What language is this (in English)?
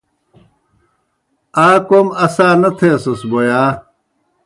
Kohistani Shina